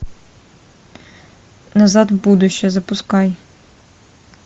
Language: Russian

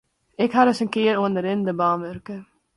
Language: Western Frisian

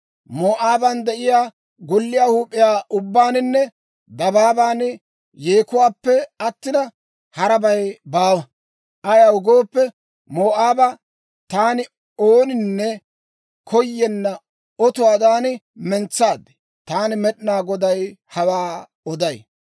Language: Dawro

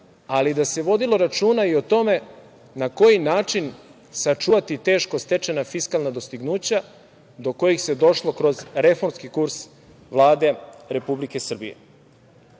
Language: Serbian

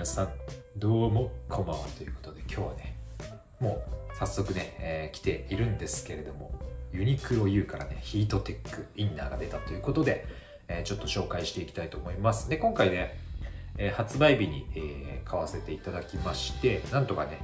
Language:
Japanese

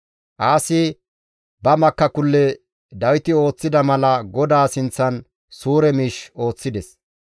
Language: Gamo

